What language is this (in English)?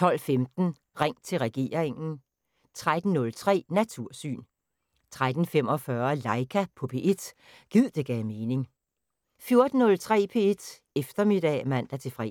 Danish